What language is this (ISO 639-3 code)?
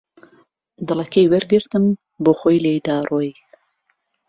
ckb